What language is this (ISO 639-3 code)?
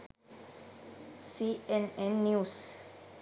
sin